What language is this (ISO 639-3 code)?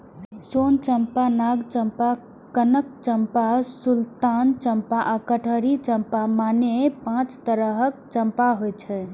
mai